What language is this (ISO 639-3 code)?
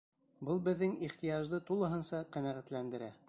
bak